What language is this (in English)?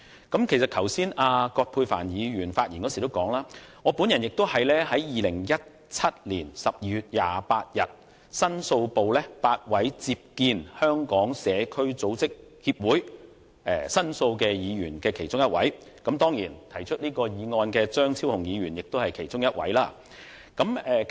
Cantonese